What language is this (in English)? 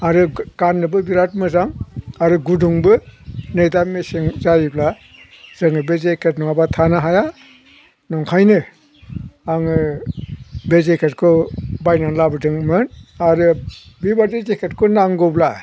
Bodo